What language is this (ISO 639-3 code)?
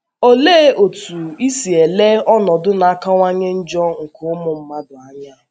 ibo